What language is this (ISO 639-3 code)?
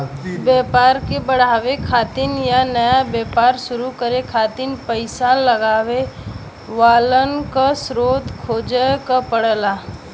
bho